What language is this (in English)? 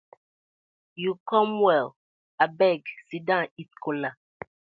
Nigerian Pidgin